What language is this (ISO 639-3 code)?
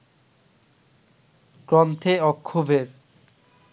ben